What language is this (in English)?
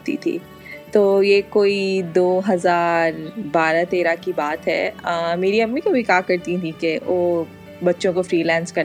Urdu